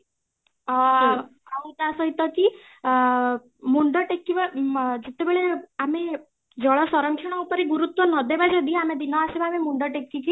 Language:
Odia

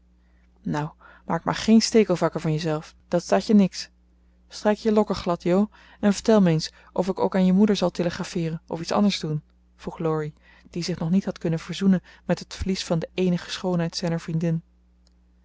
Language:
Dutch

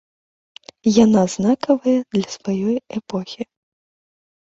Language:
Belarusian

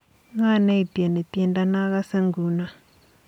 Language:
Kalenjin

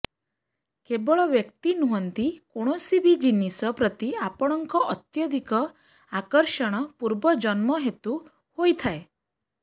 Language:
Odia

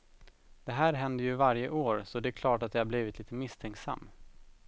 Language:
Swedish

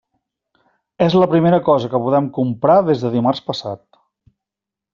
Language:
Catalan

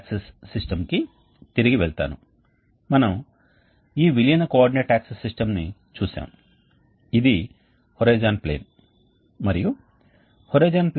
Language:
Telugu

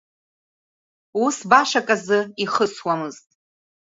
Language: Abkhazian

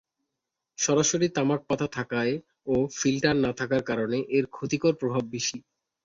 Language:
Bangla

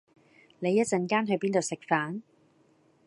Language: Cantonese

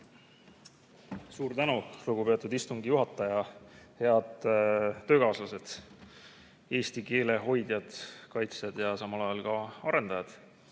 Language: Estonian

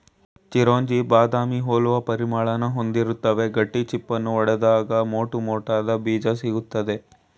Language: Kannada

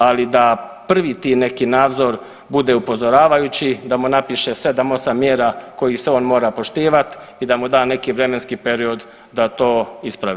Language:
Croatian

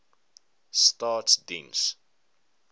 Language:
Afrikaans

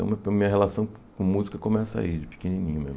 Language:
Portuguese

